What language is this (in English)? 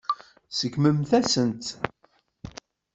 Kabyle